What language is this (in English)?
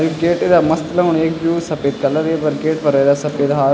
Garhwali